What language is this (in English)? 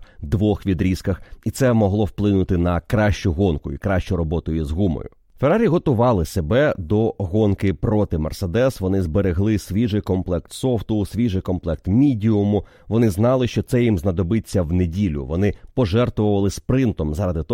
Ukrainian